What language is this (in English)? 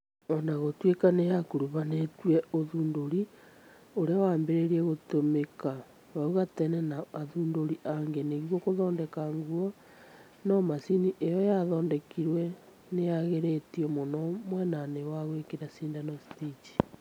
Kikuyu